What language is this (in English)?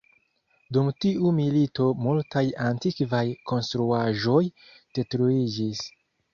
Esperanto